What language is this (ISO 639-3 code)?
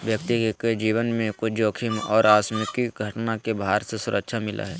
mag